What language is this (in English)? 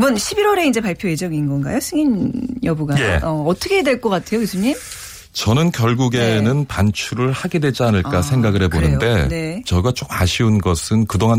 Korean